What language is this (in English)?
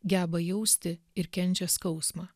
Lithuanian